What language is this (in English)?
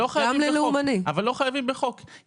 Hebrew